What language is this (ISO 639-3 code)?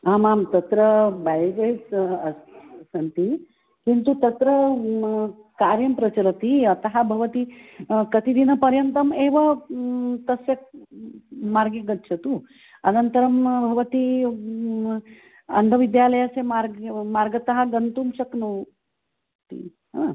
san